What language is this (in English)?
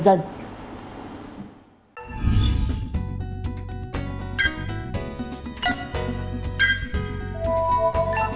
Vietnamese